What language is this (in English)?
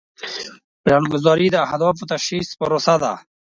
Pashto